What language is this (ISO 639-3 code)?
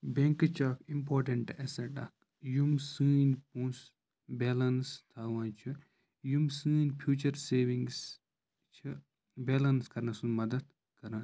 kas